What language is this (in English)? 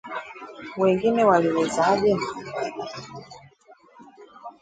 Swahili